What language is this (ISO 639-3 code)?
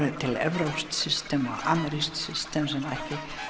isl